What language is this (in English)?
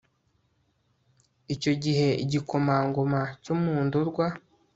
Kinyarwanda